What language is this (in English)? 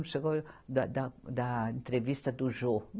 Portuguese